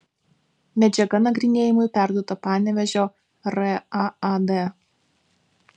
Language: Lithuanian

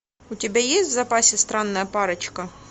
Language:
Russian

